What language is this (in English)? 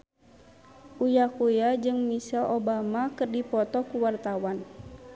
Sundanese